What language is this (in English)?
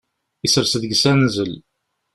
Kabyle